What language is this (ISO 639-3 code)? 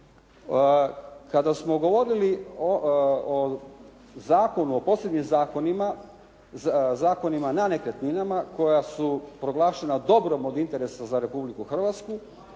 hrv